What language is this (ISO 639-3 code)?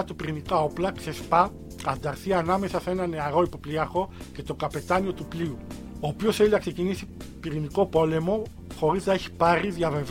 ell